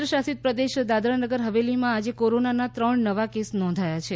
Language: Gujarati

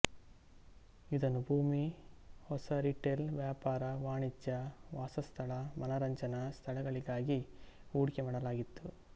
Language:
Kannada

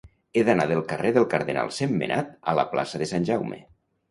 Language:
Catalan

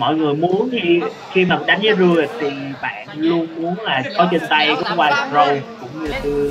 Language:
Vietnamese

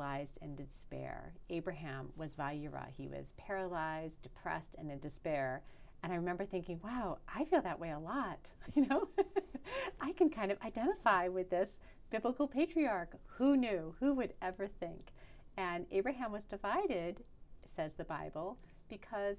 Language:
English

